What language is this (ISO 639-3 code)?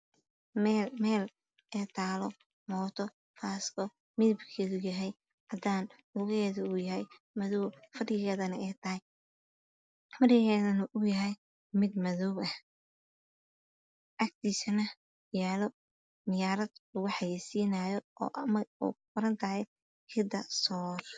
som